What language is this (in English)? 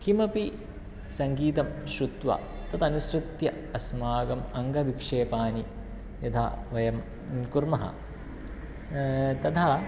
Sanskrit